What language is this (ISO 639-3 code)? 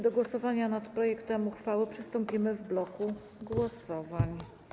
pol